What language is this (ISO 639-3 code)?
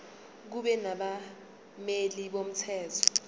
zul